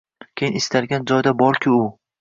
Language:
Uzbek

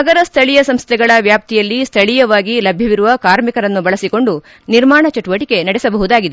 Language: Kannada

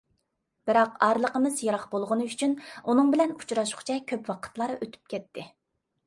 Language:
Uyghur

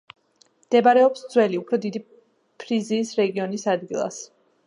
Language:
Georgian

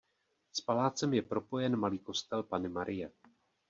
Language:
Czech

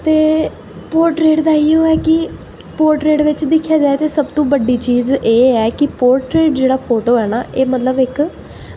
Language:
Dogri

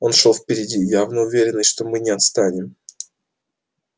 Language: Russian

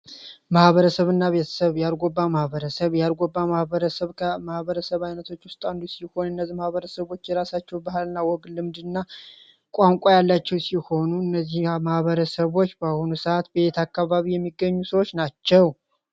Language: Amharic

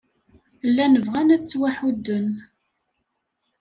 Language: Kabyle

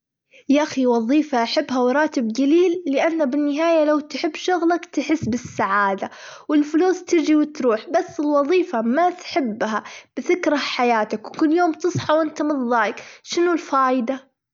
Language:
Gulf Arabic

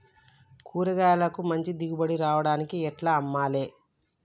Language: Telugu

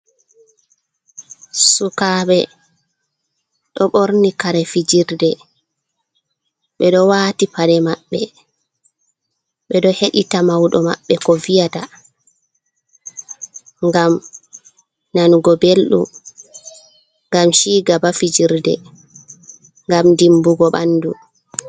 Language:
Fula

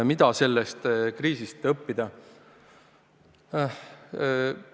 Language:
Estonian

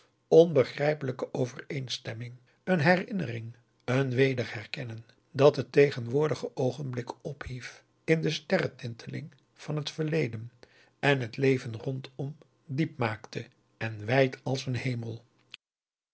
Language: Dutch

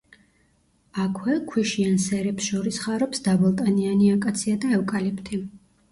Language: Georgian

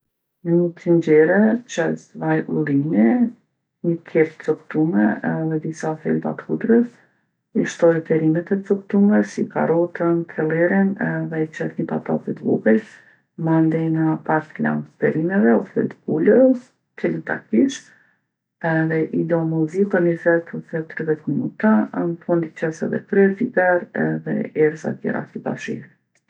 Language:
Gheg Albanian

